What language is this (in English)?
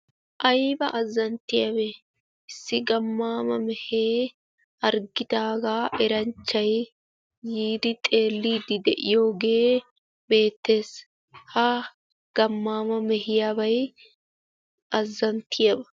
Wolaytta